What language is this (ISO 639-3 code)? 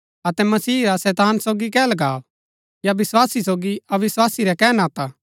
gbk